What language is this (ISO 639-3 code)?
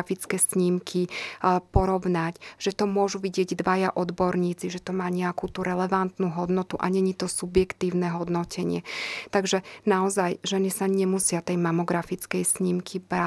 slk